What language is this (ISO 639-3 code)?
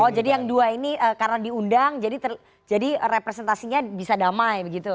ind